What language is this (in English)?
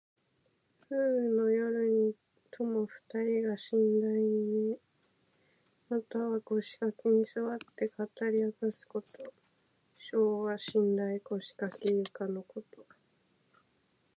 Japanese